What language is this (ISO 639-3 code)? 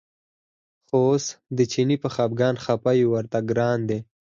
pus